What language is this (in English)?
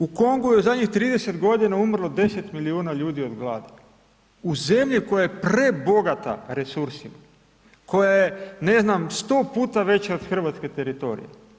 Croatian